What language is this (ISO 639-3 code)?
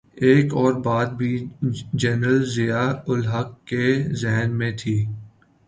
urd